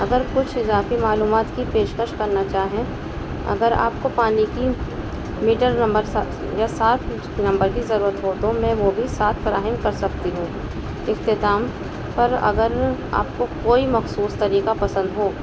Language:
Urdu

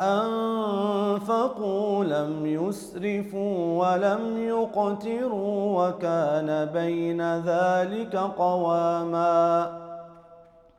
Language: Arabic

